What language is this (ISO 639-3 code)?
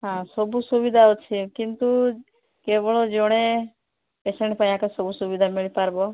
ori